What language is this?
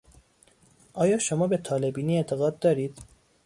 Persian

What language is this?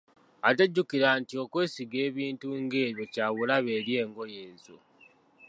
Ganda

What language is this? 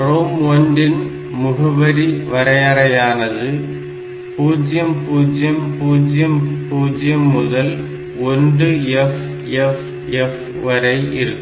Tamil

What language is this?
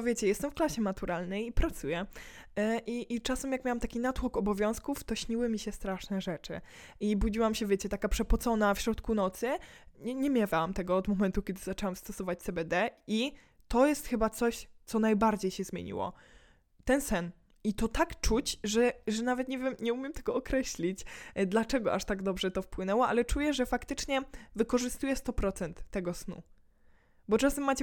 Polish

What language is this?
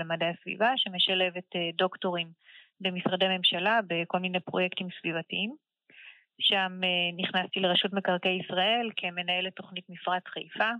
Hebrew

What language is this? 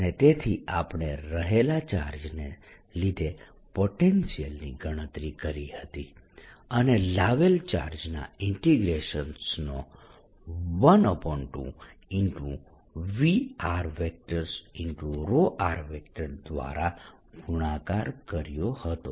Gujarati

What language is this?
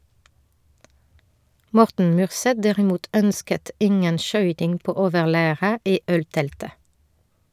Norwegian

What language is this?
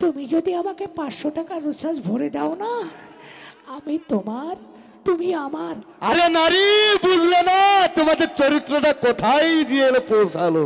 Bangla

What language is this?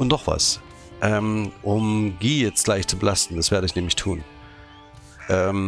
German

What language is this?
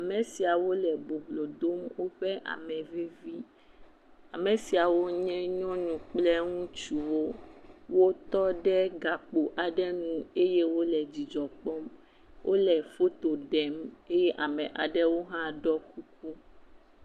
Ewe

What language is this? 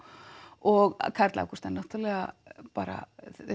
Icelandic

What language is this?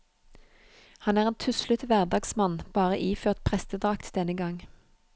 Norwegian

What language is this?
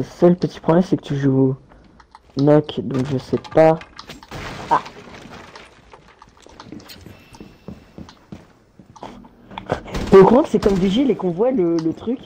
French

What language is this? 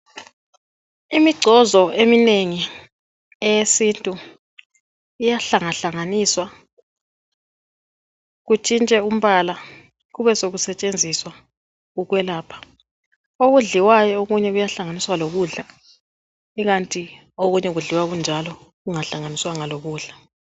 North Ndebele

